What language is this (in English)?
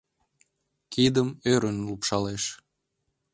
Mari